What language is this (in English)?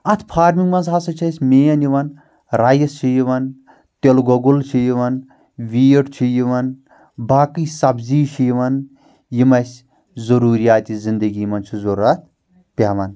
Kashmiri